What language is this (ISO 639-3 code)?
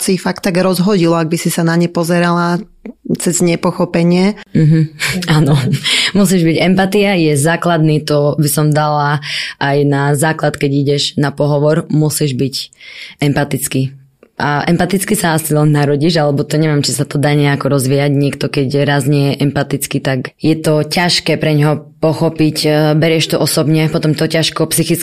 slk